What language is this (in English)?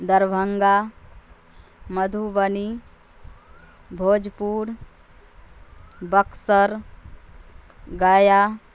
Urdu